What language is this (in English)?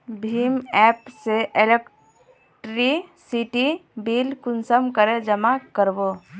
Magahi